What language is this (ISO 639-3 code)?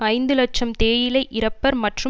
tam